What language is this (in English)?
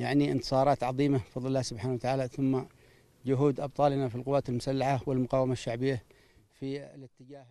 Arabic